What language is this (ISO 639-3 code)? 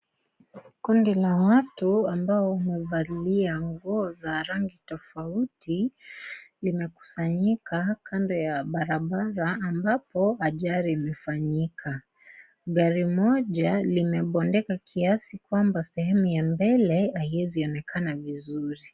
swa